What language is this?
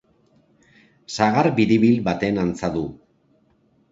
Basque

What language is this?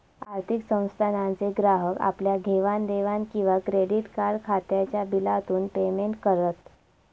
Marathi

